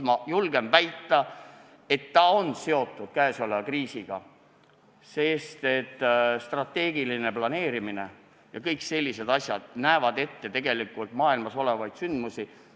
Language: Estonian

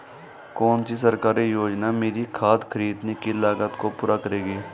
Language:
Hindi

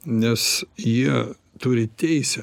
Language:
Lithuanian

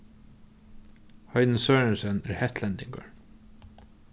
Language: Faroese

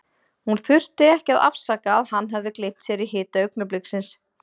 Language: Icelandic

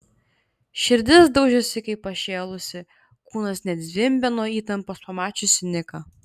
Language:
Lithuanian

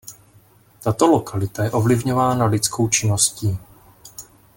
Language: Czech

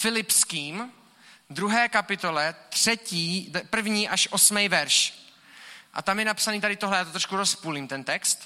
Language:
Czech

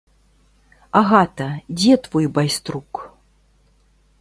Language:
Belarusian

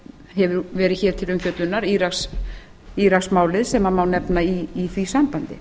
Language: Icelandic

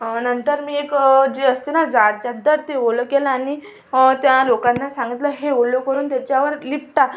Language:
Marathi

